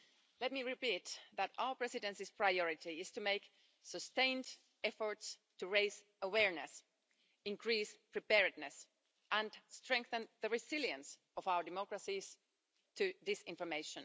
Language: English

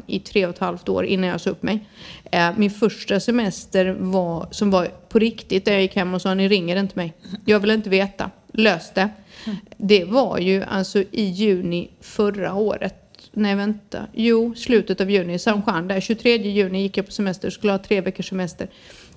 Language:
Swedish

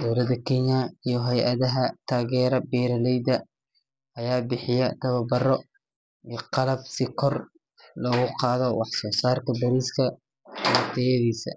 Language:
Somali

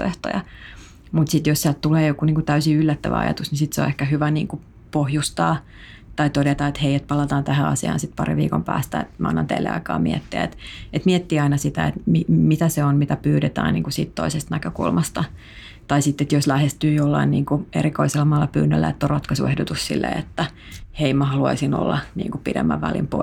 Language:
Finnish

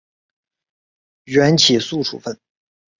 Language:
Chinese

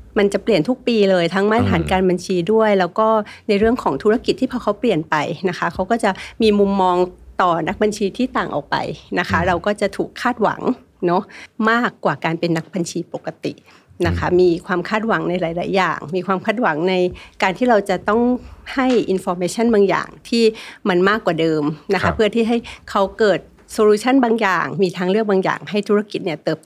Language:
Thai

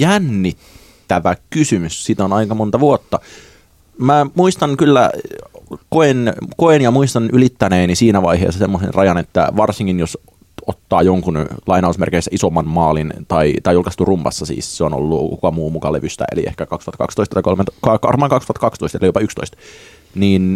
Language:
Finnish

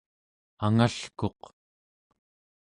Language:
Central Yupik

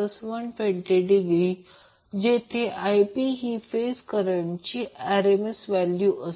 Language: Marathi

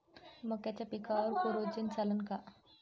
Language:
Marathi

